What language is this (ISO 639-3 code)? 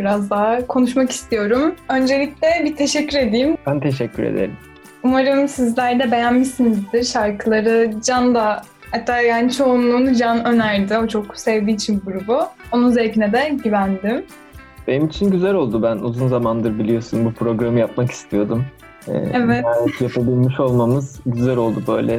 tur